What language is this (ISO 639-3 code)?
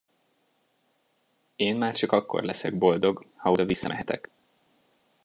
hun